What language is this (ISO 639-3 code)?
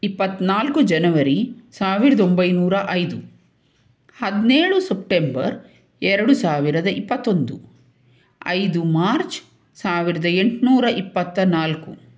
kan